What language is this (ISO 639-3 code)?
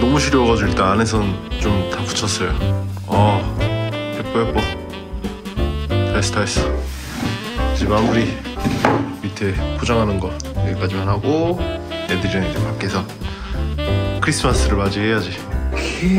kor